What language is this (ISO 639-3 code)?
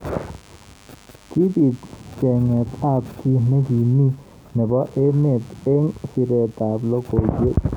kln